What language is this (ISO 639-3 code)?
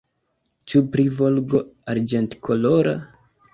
epo